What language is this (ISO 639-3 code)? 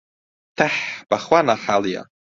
ckb